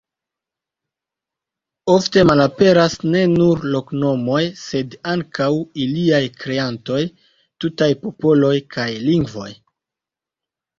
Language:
Esperanto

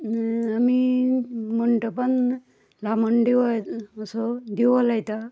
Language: Konkani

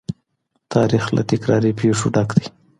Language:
Pashto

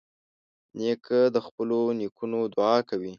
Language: Pashto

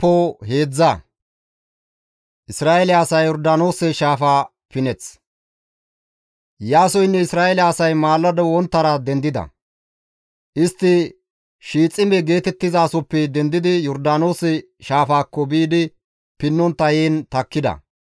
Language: Gamo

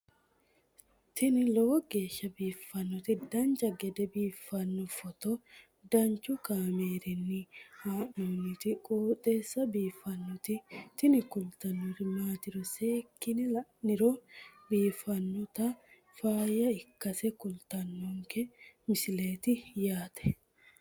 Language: Sidamo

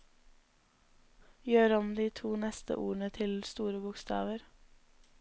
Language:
Norwegian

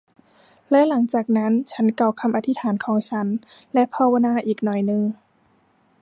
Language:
Thai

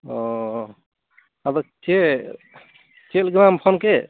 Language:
Santali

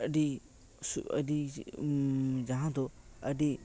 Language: Santali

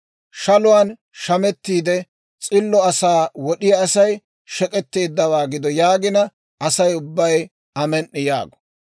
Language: Dawro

